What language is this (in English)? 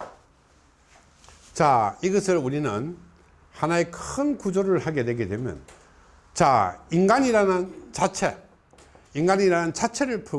Korean